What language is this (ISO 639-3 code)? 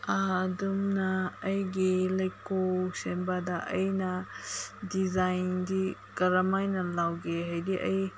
mni